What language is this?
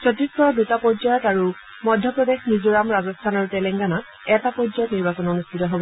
Assamese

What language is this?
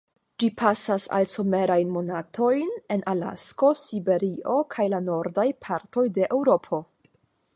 Esperanto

